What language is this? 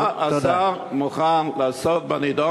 Hebrew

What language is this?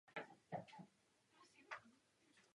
Czech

